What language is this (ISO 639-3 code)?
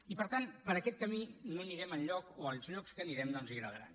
cat